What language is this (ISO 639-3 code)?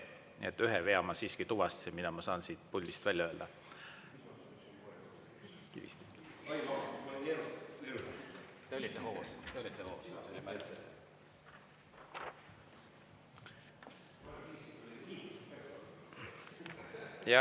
est